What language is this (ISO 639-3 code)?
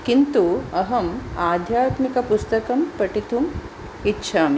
san